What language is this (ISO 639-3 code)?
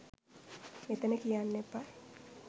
sin